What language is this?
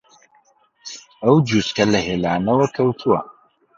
Central Kurdish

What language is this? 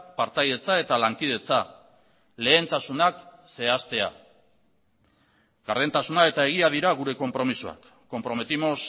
Basque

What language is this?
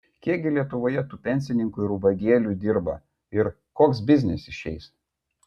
Lithuanian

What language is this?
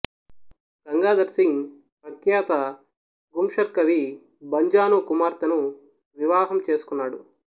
Telugu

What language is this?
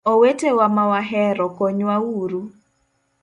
Luo (Kenya and Tanzania)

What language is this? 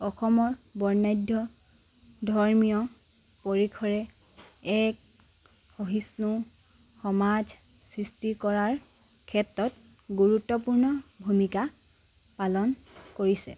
Assamese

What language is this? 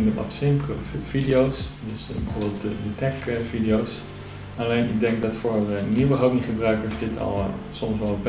Dutch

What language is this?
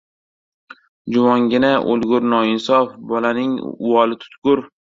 Uzbek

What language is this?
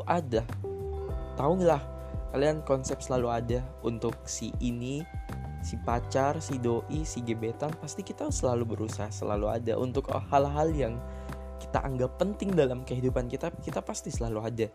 Indonesian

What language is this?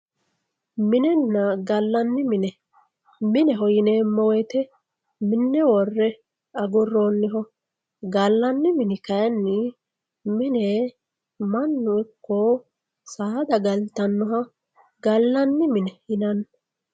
Sidamo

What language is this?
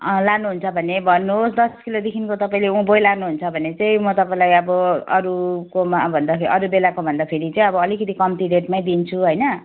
Nepali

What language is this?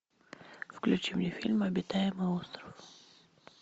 Russian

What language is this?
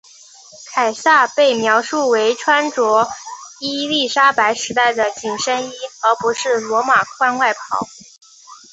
Chinese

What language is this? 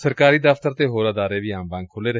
Punjabi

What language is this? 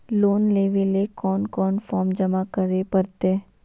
Magahi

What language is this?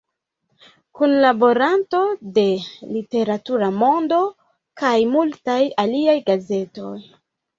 Esperanto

